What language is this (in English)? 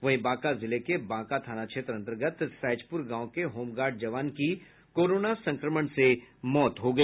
Hindi